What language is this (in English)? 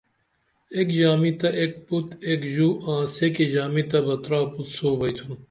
Dameli